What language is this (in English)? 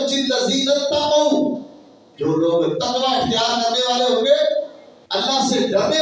Urdu